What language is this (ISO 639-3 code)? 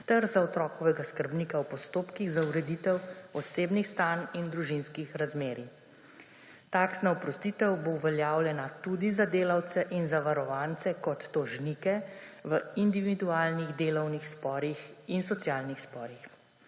slv